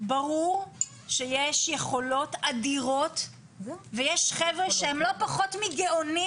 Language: Hebrew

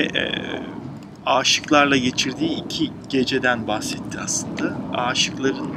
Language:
Turkish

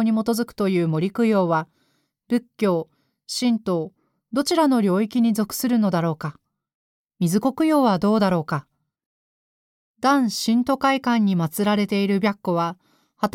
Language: Japanese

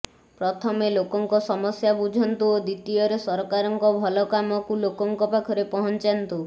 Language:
Odia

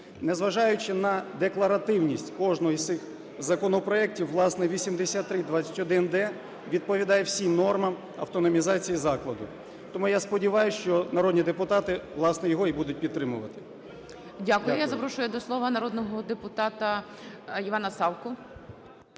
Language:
Ukrainian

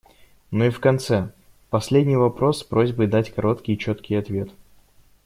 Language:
Russian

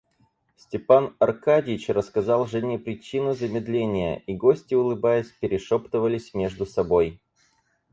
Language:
Russian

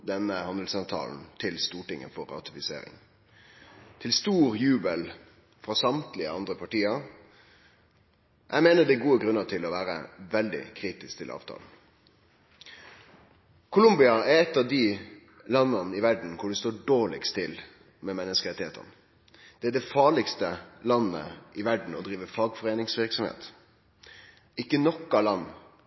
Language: Norwegian Nynorsk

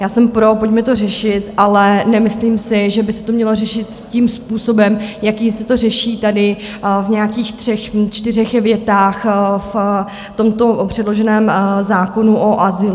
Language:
Czech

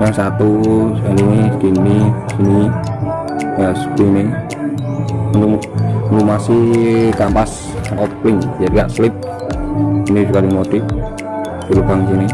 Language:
Indonesian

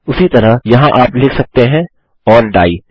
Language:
Hindi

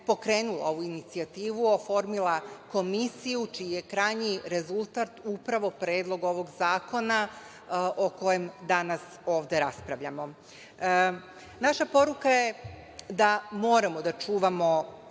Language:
Serbian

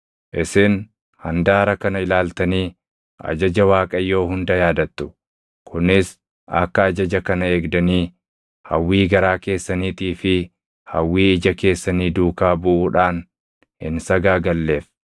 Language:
Oromo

